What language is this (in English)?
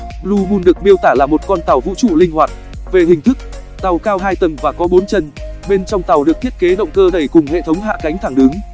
Vietnamese